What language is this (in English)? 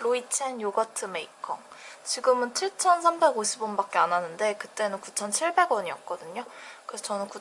Korean